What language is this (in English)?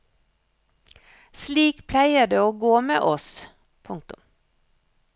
Norwegian